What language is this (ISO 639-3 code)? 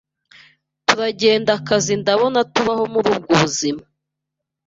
kin